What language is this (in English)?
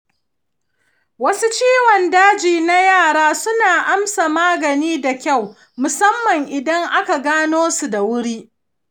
Hausa